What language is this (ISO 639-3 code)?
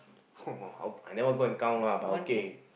eng